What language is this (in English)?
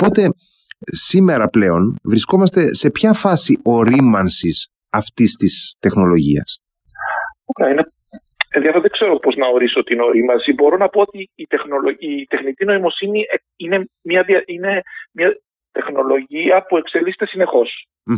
Greek